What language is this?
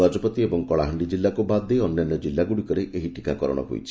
Odia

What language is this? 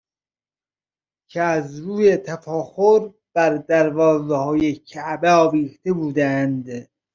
Persian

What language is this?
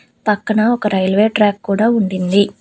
Telugu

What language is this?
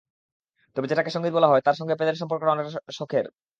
Bangla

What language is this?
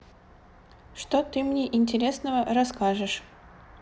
Russian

